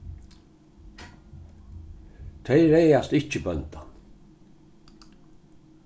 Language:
Faroese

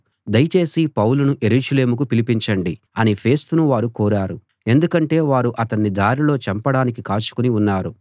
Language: Telugu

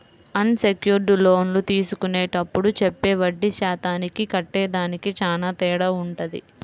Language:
Telugu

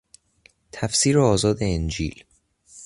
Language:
Persian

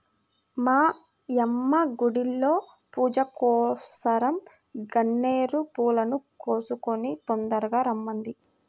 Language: Telugu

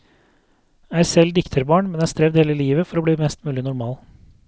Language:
Norwegian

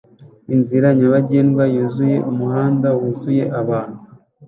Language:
Kinyarwanda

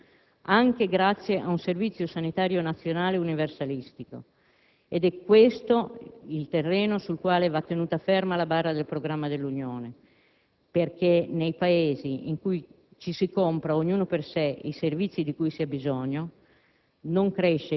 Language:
Italian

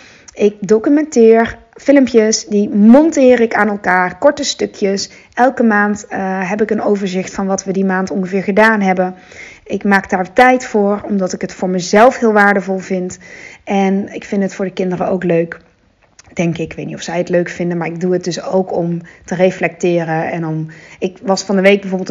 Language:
Dutch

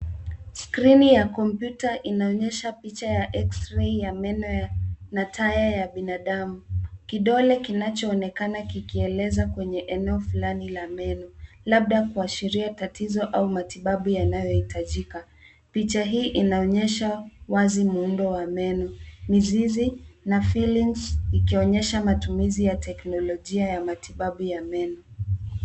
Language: Swahili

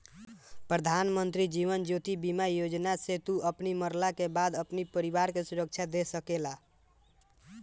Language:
Bhojpuri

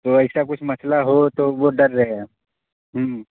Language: Urdu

